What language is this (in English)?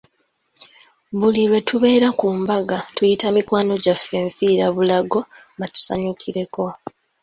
Ganda